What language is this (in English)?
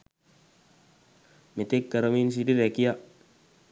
Sinhala